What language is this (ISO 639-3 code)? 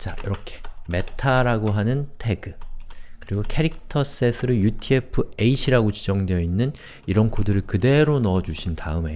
kor